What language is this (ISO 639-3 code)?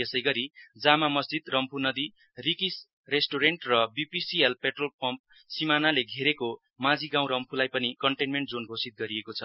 nep